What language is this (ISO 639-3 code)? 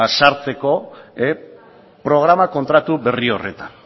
eus